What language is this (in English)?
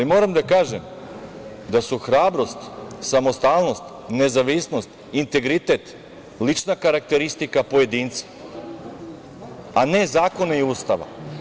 Serbian